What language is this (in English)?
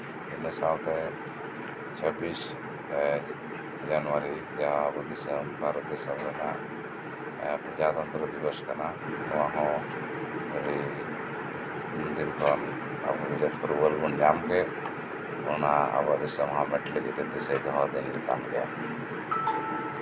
Santali